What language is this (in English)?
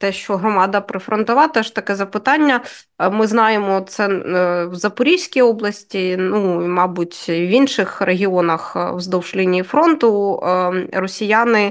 Ukrainian